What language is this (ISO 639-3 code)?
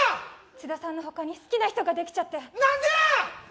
jpn